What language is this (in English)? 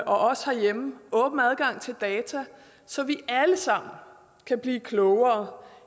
Danish